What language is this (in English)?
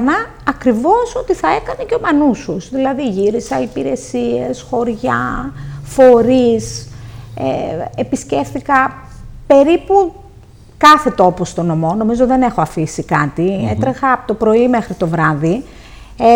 Greek